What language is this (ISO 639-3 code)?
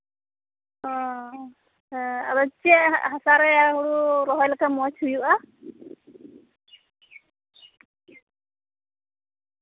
sat